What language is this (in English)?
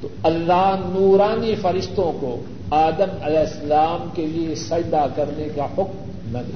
Urdu